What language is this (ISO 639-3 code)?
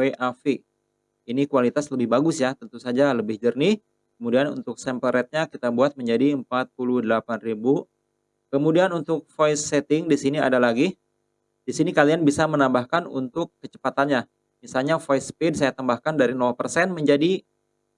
ind